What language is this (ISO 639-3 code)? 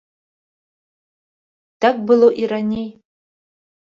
bel